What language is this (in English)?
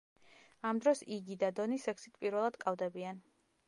Georgian